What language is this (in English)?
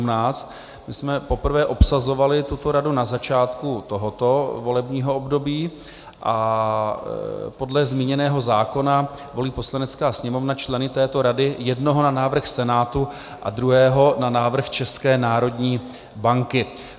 Czech